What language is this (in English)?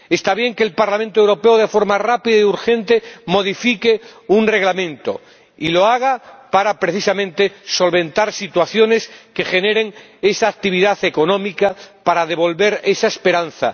Spanish